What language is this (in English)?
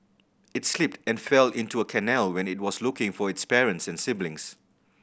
English